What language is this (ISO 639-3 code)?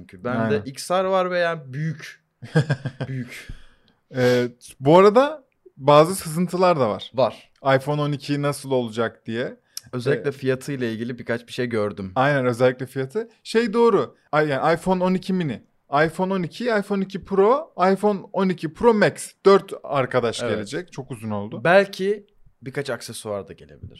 tur